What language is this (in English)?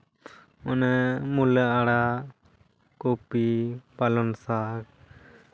Santali